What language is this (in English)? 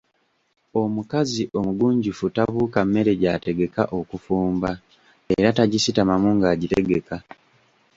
Ganda